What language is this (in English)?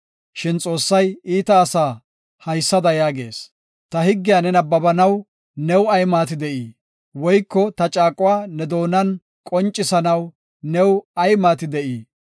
Gofa